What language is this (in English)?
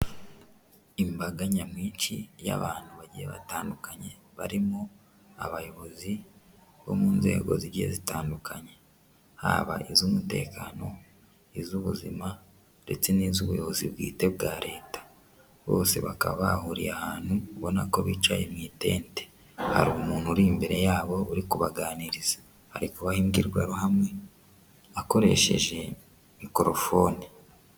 Kinyarwanda